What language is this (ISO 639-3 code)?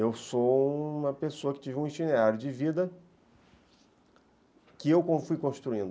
por